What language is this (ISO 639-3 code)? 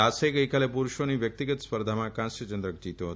guj